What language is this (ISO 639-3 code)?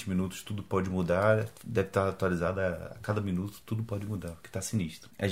por